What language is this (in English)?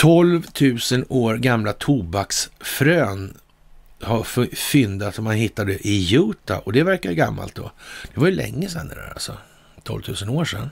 Swedish